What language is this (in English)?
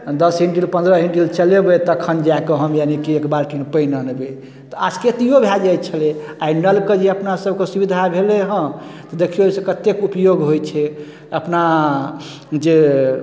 Maithili